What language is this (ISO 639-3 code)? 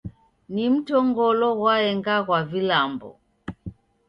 dav